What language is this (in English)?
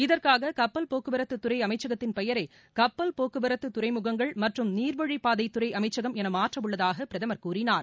Tamil